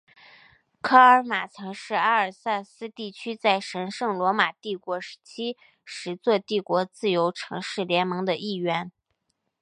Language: Chinese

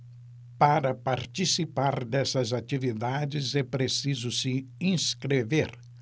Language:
Portuguese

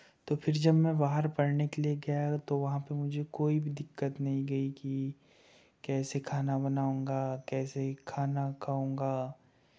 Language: Hindi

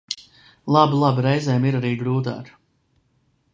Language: Latvian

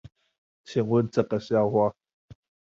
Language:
Chinese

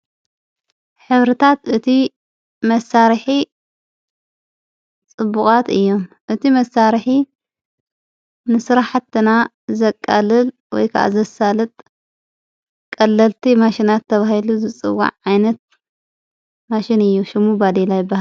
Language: Tigrinya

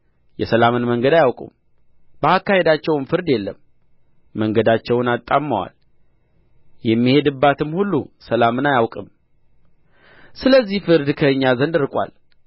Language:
Amharic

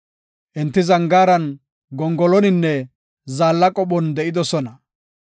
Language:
Gofa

